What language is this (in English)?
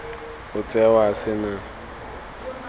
Tswana